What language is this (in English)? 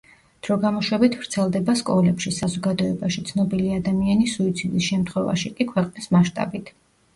Georgian